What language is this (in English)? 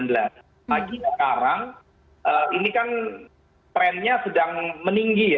Indonesian